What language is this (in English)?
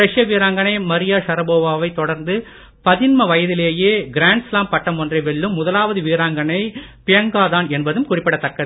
Tamil